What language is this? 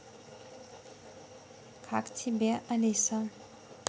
Russian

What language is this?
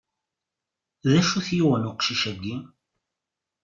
Kabyle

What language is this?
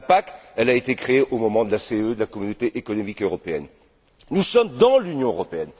French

